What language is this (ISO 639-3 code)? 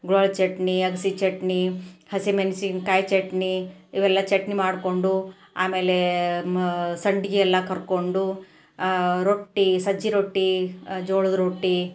kan